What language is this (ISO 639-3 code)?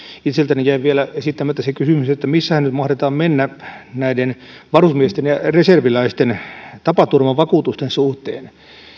fin